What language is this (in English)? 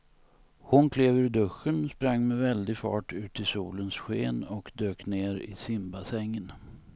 Swedish